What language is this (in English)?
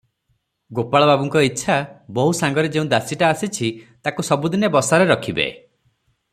Odia